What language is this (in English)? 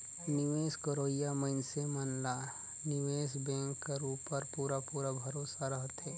Chhattisgarhi